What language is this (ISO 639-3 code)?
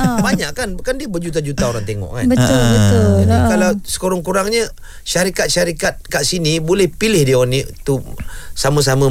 msa